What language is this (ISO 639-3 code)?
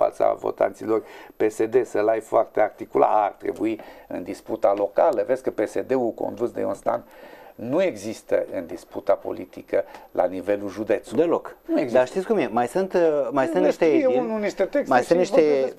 ron